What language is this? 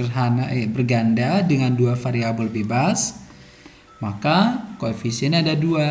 Indonesian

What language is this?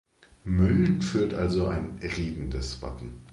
German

